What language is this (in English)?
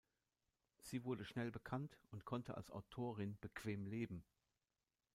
German